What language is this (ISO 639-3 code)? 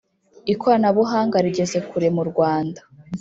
kin